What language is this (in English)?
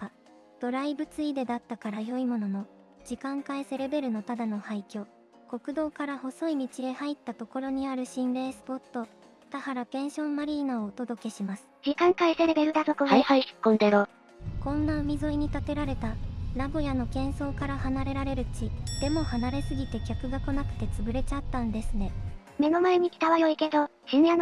Japanese